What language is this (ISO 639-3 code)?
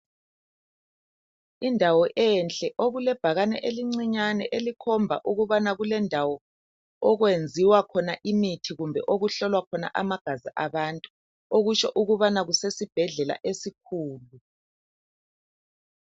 nde